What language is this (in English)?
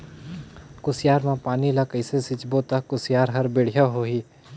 Chhattisgarhi